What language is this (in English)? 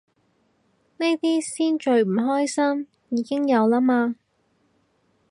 Cantonese